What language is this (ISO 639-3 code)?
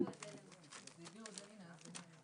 heb